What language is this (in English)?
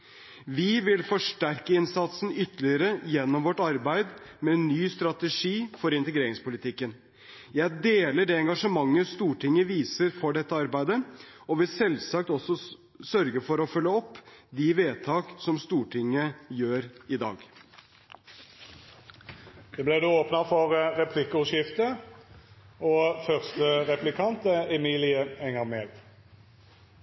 Norwegian Bokmål